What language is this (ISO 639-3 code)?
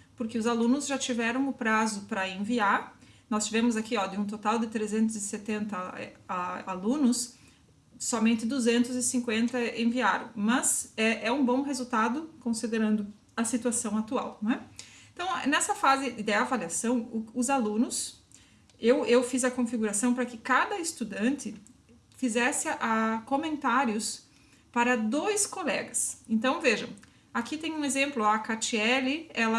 por